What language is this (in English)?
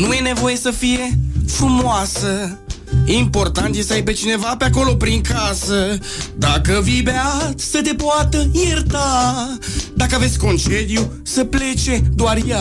Romanian